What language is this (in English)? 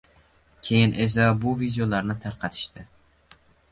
Uzbek